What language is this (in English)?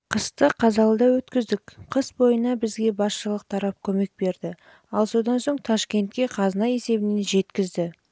Kazakh